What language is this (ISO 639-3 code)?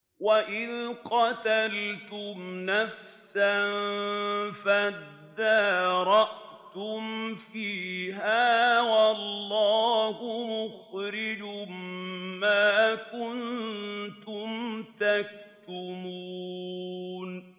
ara